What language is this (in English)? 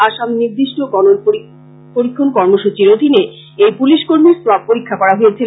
Bangla